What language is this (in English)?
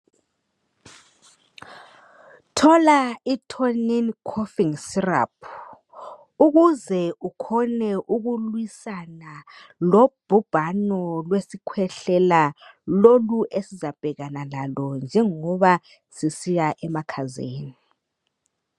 North Ndebele